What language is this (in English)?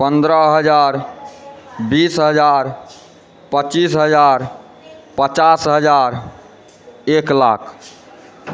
Maithili